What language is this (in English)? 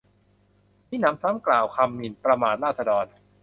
Thai